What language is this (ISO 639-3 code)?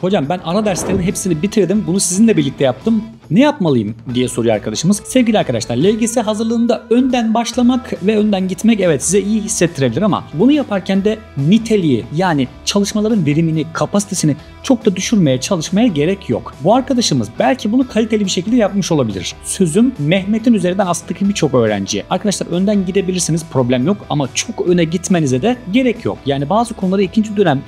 tur